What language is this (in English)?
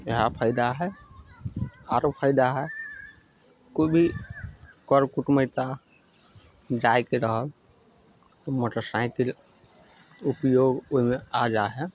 Maithili